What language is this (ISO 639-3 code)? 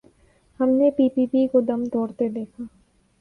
urd